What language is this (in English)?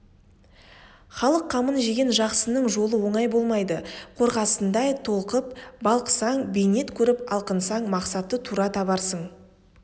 Kazakh